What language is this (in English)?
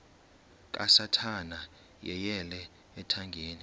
Xhosa